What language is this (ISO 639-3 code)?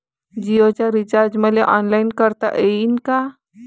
mar